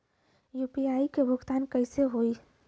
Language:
Bhojpuri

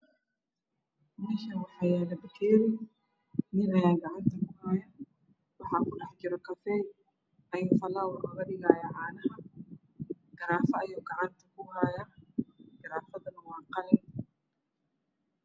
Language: Somali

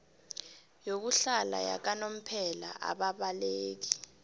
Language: South Ndebele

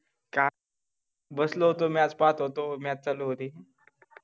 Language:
Marathi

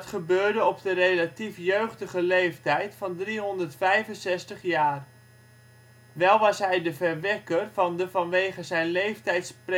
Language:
Dutch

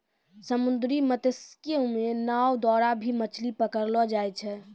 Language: Maithili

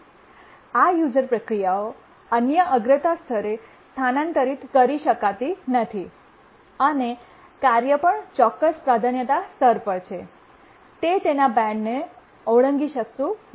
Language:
Gujarati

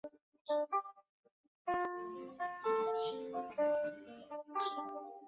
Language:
Chinese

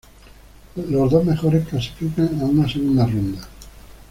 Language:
Spanish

